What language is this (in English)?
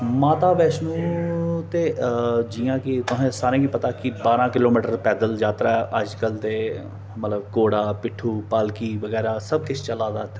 Dogri